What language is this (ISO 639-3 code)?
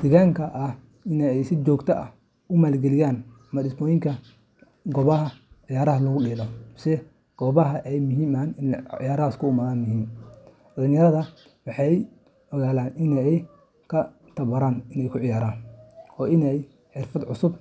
som